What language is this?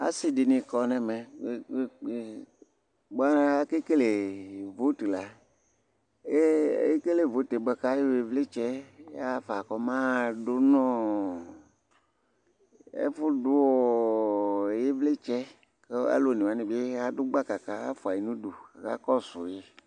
Ikposo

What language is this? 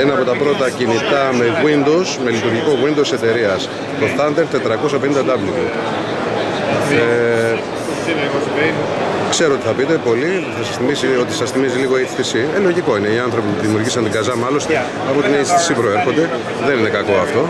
Greek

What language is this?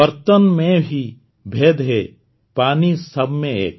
Odia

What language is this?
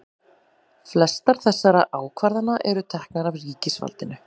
Icelandic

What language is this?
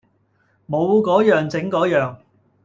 Cantonese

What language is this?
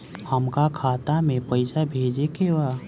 Bhojpuri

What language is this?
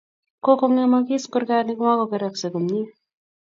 Kalenjin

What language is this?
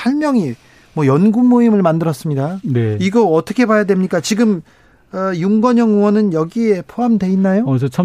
Korean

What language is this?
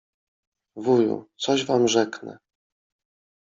Polish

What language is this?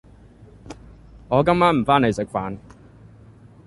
Cantonese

